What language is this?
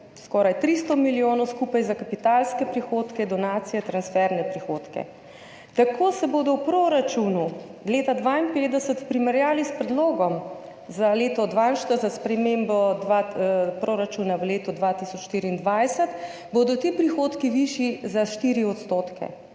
Slovenian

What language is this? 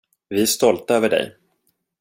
Swedish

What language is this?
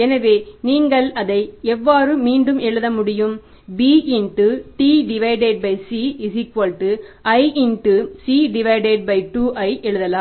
Tamil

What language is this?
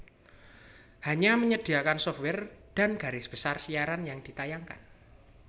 Javanese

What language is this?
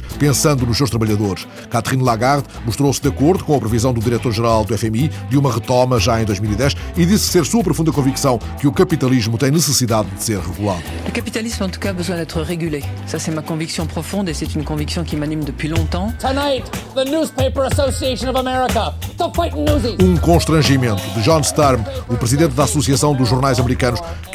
Portuguese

